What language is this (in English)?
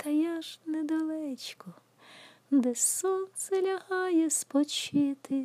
Ukrainian